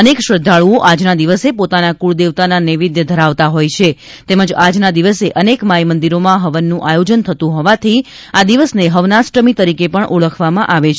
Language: Gujarati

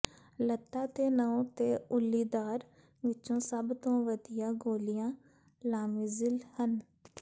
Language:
Punjabi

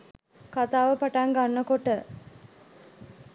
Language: Sinhala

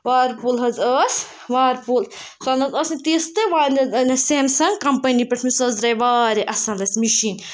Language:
Kashmiri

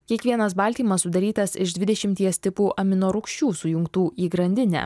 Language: Lithuanian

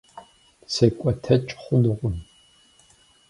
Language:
Kabardian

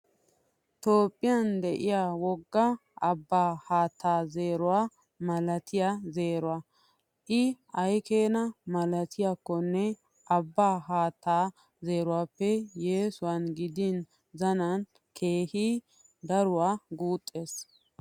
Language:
Wolaytta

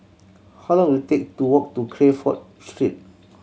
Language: English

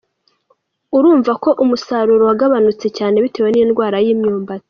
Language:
Kinyarwanda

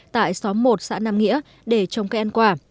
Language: Vietnamese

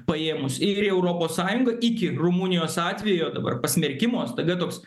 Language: Lithuanian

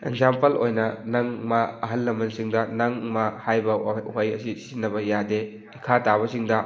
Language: Manipuri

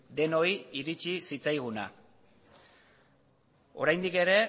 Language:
Basque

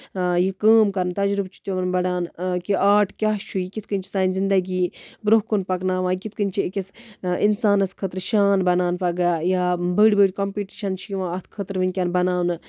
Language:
Kashmiri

